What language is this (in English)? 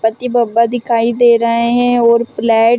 Hindi